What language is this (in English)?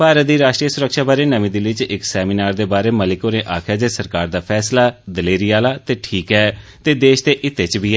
Dogri